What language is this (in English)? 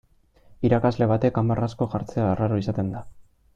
Basque